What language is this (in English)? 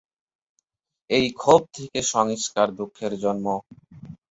Bangla